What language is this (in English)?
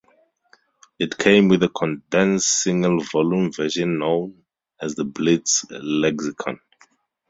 English